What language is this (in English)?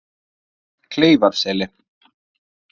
Icelandic